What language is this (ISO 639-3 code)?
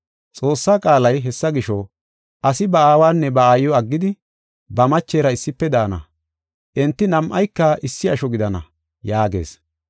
gof